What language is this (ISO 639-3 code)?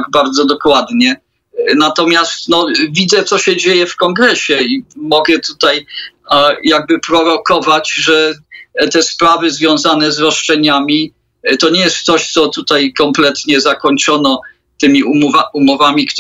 pol